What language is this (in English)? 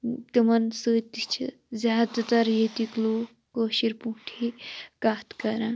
Kashmiri